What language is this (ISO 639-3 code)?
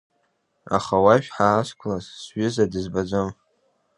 abk